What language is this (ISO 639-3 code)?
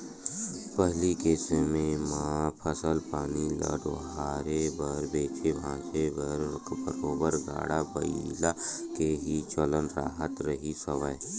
hne